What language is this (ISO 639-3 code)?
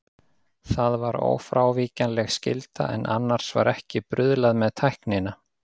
isl